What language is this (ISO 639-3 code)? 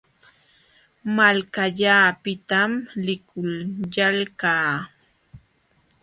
qxw